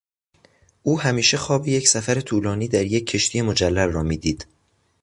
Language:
Persian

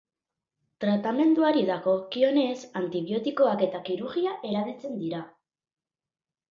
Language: Basque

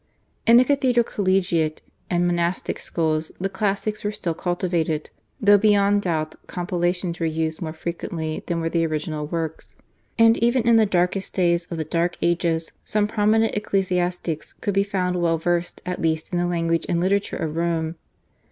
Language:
English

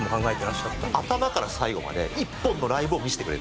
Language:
Japanese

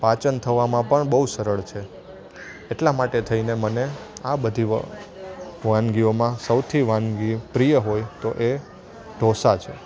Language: Gujarati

